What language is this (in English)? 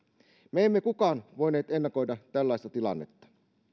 Finnish